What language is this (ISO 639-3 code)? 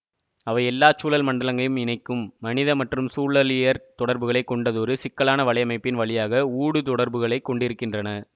tam